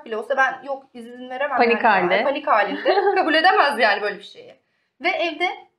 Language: Turkish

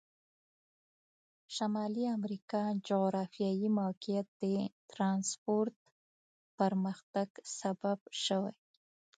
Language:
Pashto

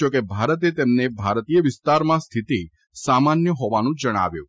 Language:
Gujarati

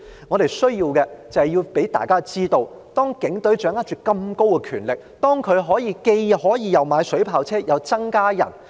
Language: Cantonese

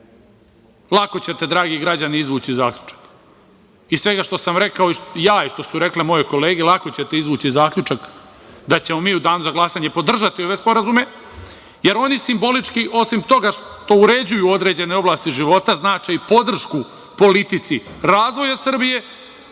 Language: Serbian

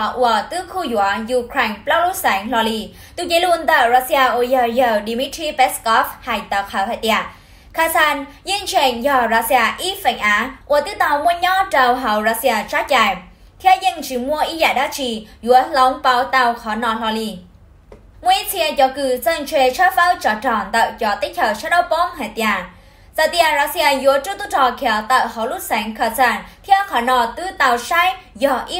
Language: Vietnamese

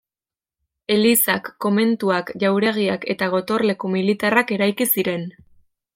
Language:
Basque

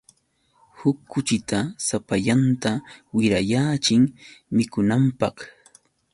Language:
Yauyos Quechua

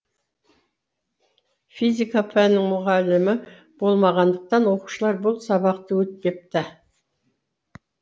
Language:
Kazakh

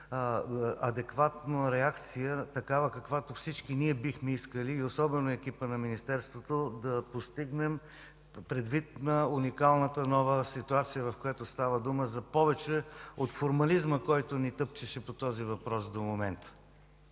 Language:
Bulgarian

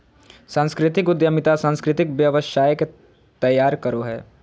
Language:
Magahi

